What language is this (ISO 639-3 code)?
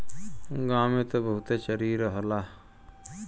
bho